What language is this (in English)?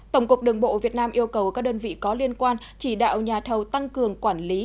Vietnamese